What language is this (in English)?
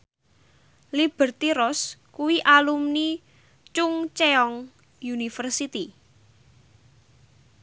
Javanese